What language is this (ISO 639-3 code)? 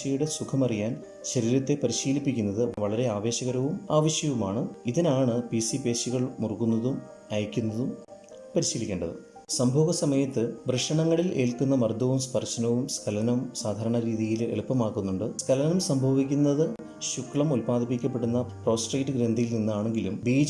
mal